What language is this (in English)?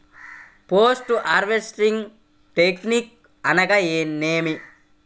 Telugu